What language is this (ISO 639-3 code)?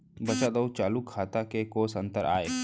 hne